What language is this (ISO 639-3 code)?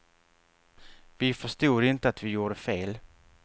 swe